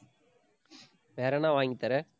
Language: Tamil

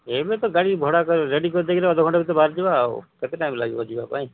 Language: Odia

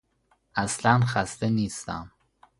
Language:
Persian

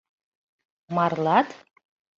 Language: Mari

